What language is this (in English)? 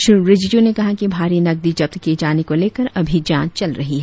Hindi